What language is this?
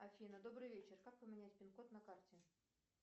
Russian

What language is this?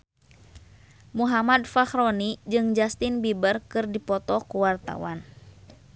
Sundanese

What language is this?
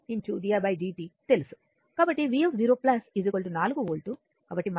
Telugu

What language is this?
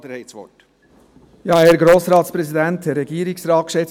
Swiss German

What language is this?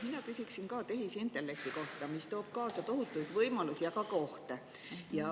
Estonian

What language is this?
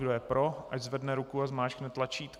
Czech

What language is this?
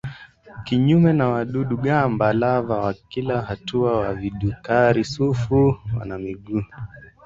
Swahili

